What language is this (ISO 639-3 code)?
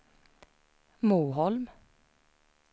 swe